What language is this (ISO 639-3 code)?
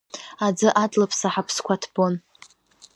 abk